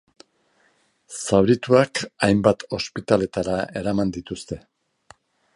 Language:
Basque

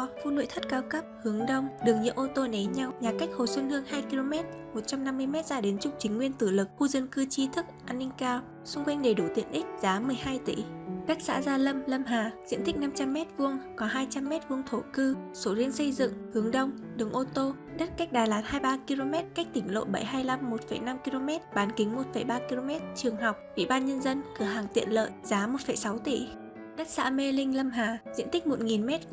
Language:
Vietnamese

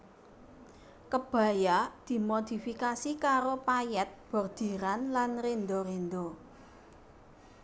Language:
Javanese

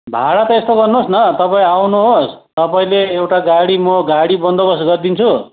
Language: Nepali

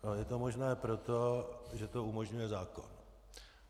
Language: Czech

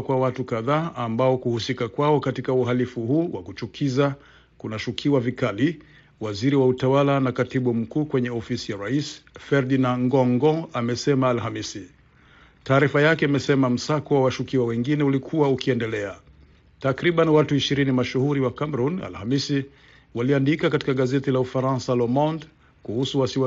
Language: Swahili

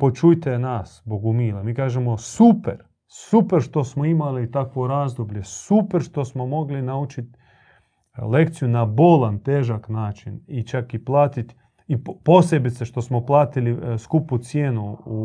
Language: Croatian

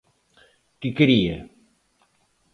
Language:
Galician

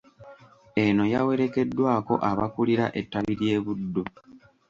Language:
Ganda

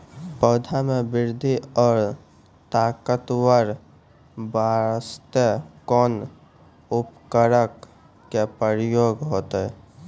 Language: Maithili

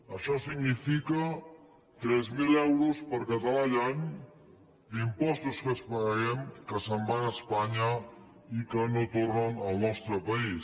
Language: Catalan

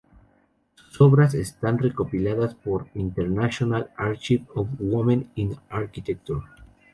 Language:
Spanish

